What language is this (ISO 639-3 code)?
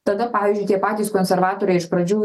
lit